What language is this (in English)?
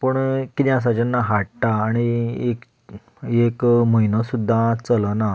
Konkani